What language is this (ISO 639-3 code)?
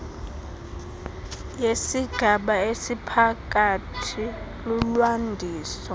xho